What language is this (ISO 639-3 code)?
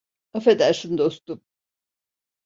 tur